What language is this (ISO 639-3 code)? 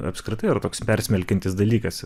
lit